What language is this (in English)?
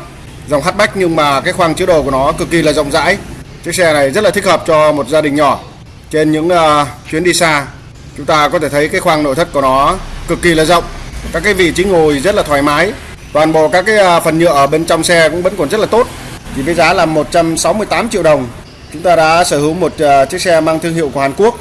Vietnamese